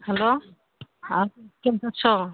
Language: Odia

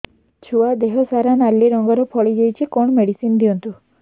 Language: Odia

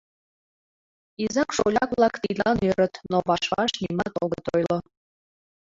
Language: Mari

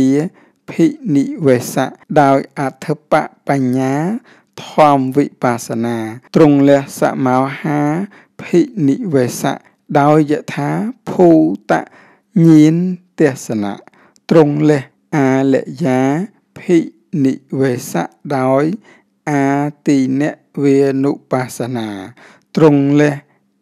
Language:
Thai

